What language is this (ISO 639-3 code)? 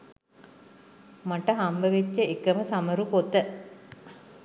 sin